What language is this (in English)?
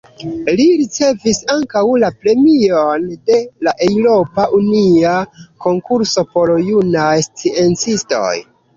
Esperanto